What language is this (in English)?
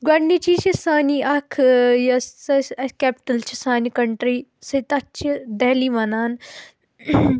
Kashmiri